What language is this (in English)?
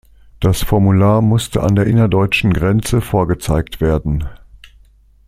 German